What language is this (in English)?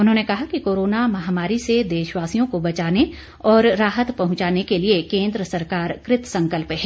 Hindi